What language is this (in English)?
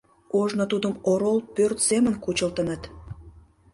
Mari